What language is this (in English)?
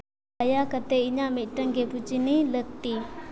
Santali